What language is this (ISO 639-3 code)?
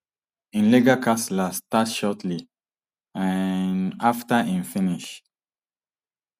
pcm